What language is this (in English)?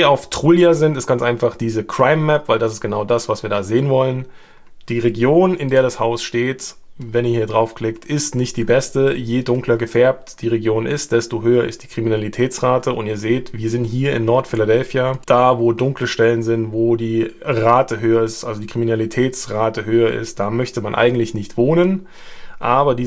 German